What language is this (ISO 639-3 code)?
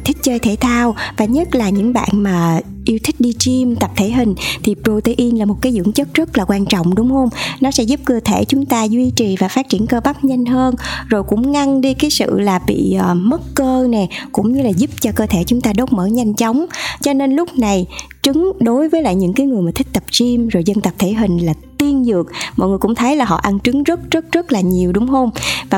vie